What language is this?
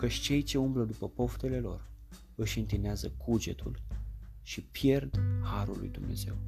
Romanian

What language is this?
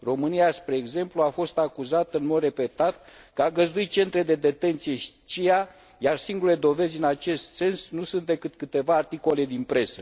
Romanian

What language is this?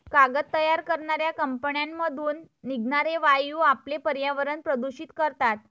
Marathi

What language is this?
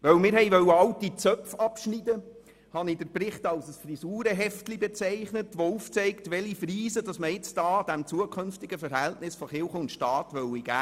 Swiss German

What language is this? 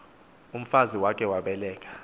Xhosa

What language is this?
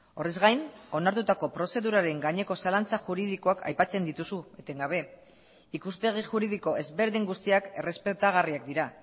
Basque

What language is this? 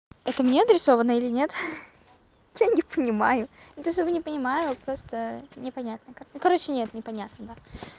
Russian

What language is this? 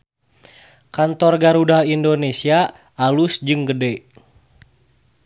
Sundanese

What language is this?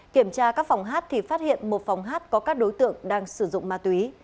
Vietnamese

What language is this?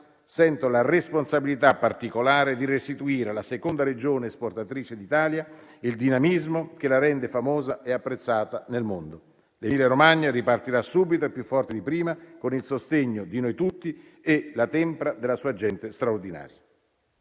Italian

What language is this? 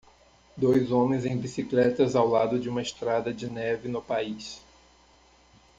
Portuguese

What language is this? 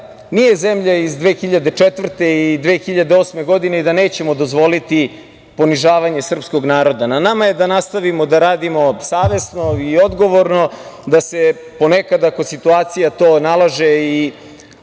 Serbian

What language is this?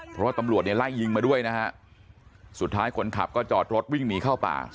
Thai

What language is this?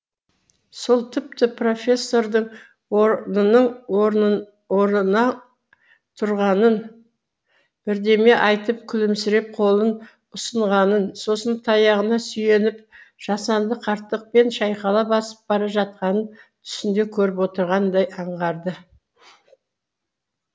Kazakh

